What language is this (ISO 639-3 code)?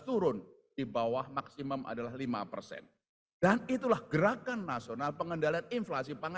ind